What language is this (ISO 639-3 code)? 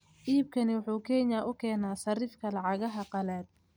som